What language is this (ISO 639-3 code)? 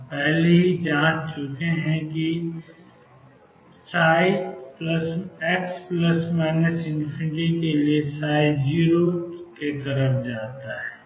hin